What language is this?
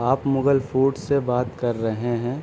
Urdu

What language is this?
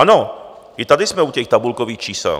Czech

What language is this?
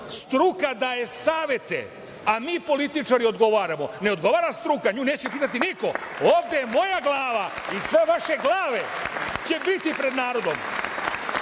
Serbian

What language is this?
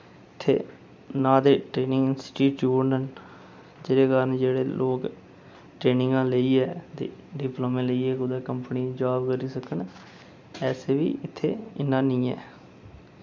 Dogri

